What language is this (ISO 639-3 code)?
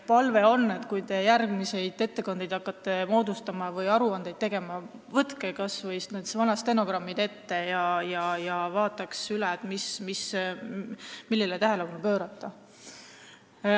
est